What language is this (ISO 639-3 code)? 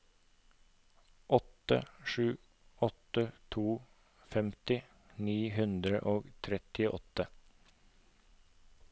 nor